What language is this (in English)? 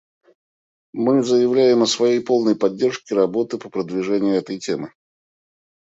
Russian